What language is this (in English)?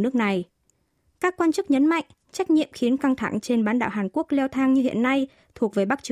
Vietnamese